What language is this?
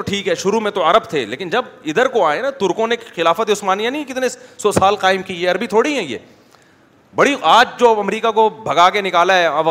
Urdu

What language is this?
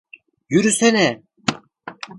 Turkish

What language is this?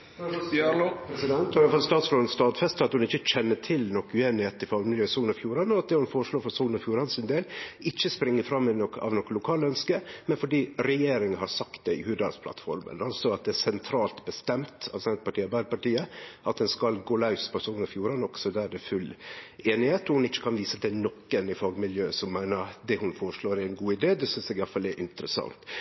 Norwegian Nynorsk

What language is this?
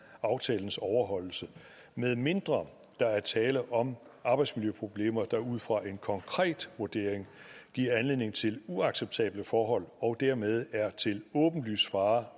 Danish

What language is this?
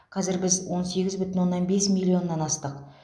Kazakh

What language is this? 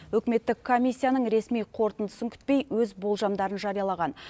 Kazakh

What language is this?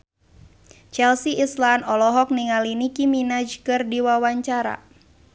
Sundanese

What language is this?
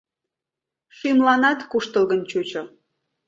Mari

